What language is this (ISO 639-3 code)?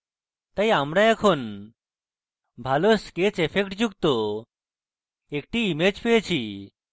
ben